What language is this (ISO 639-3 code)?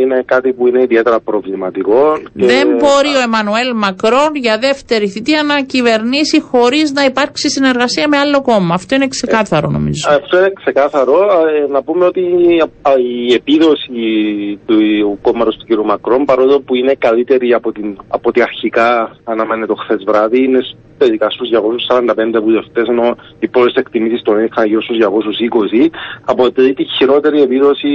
ell